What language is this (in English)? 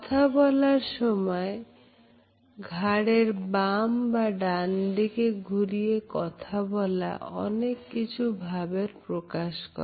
Bangla